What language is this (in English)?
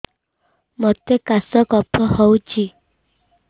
Odia